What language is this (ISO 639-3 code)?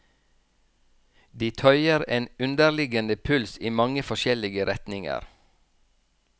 nor